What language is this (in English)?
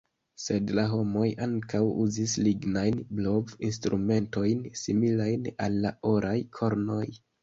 Esperanto